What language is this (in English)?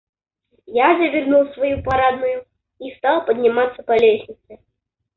Russian